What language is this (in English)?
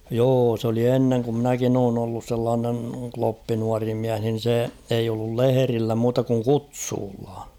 Finnish